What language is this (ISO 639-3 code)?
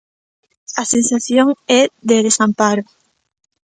glg